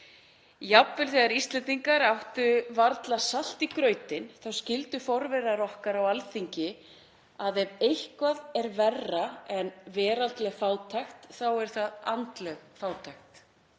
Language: Icelandic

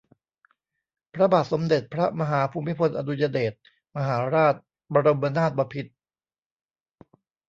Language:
Thai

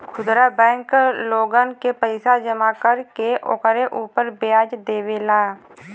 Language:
Bhojpuri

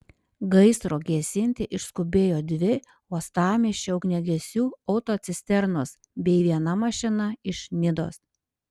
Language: Lithuanian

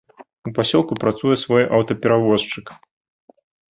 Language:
Belarusian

